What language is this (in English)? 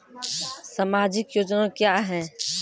Maithili